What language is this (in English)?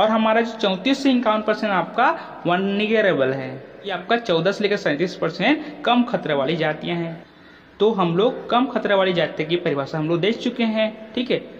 Hindi